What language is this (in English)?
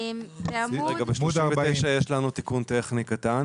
Hebrew